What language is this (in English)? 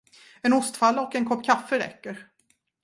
Swedish